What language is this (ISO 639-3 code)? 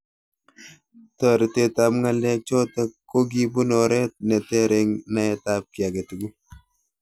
kln